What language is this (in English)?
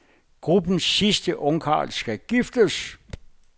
Danish